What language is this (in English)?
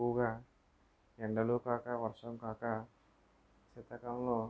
Telugu